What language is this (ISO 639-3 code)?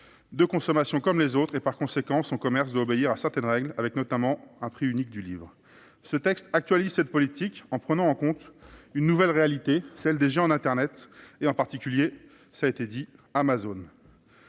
fra